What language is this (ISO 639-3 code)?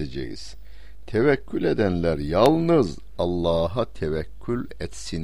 tur